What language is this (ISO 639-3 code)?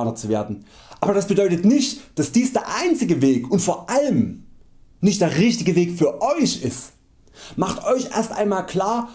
deu